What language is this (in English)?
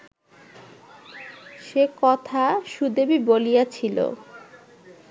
Bangla